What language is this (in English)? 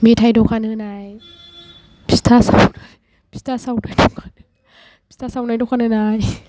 Bodo